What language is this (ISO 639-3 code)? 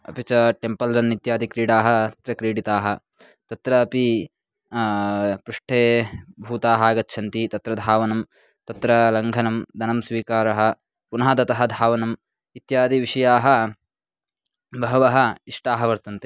san